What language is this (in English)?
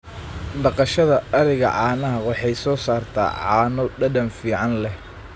Somali